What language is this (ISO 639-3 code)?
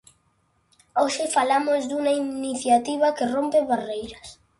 glg